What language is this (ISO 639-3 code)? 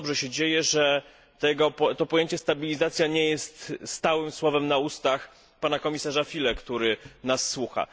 pol